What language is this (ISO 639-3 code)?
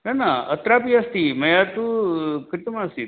san